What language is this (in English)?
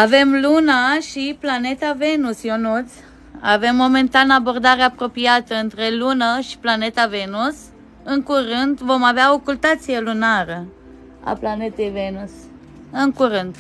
Romanian